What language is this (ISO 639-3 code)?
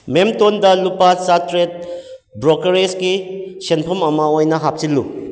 mni